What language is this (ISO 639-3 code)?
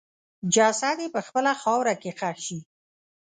pus